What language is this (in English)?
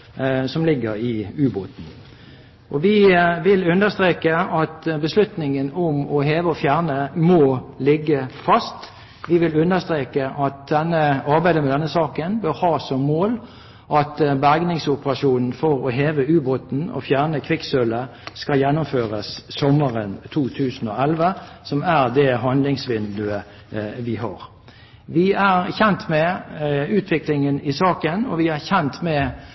Norwegian Bokmål